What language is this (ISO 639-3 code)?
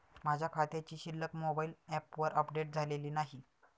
mar